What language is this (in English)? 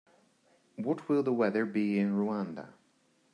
English